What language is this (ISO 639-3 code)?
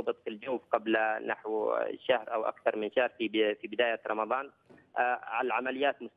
ara